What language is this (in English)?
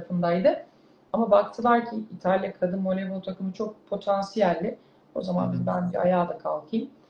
Turkish